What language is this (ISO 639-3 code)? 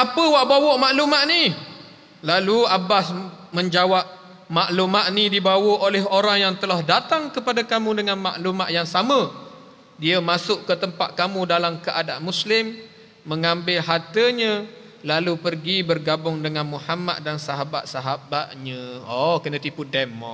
msa